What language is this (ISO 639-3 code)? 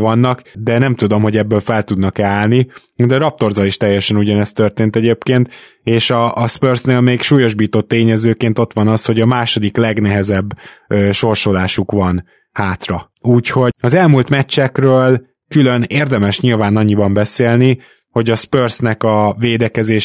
hun